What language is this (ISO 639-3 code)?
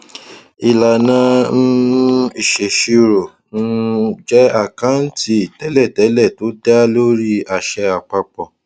yor